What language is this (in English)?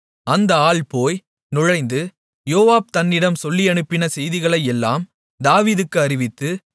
Tamil